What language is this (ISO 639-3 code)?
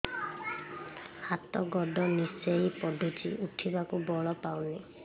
ori